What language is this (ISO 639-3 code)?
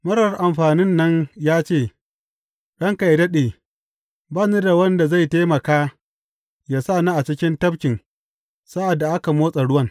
hau